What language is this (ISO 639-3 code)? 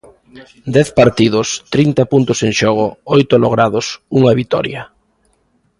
glg